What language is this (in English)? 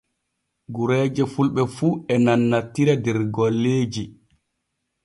Borgu Fulfulde